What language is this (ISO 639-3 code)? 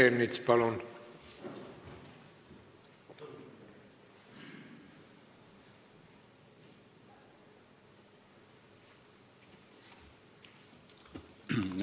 est